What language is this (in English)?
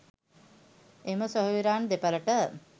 Sinhala